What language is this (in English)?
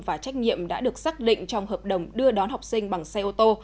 Vietnamese